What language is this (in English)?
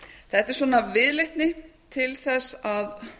Icelandic